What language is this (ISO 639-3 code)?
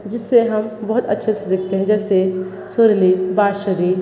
hin